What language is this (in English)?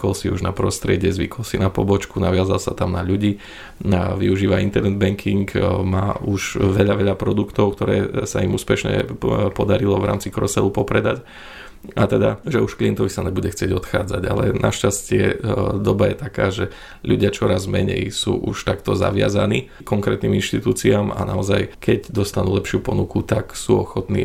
Slovak